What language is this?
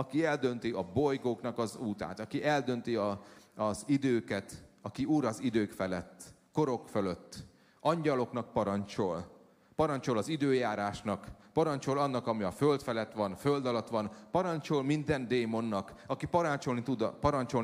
Hungarian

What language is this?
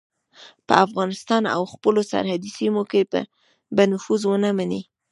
Pashto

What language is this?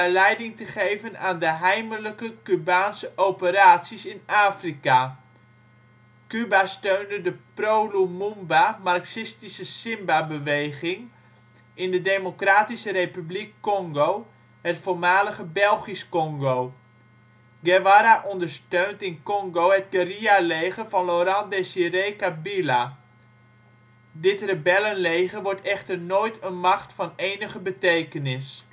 Dutch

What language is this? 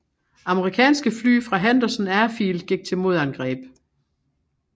Danish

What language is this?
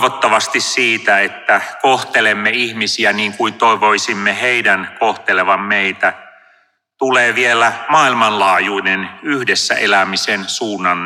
Finnish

